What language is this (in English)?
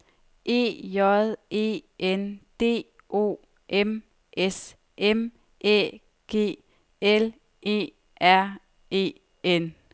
Danish